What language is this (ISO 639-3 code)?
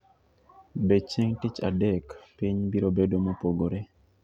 luo